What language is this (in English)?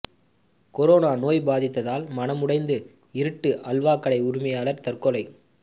Tamil